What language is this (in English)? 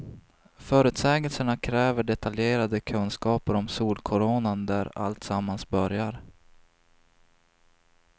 Swedish